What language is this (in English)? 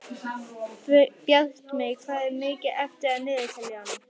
Icelandic